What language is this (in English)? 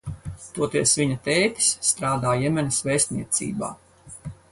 Latvian